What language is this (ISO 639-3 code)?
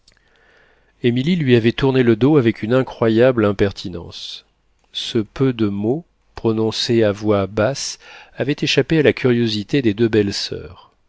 fra